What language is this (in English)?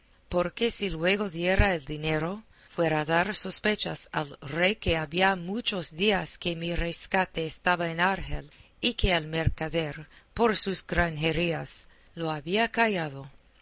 Spanish